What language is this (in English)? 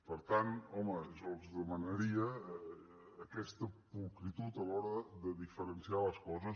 Catalan